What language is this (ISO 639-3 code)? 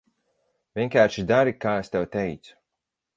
lav